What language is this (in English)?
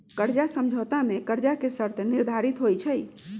Magahi